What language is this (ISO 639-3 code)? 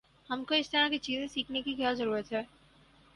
urd